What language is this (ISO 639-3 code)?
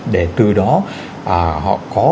vie